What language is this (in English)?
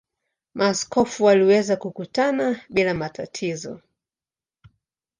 Swahili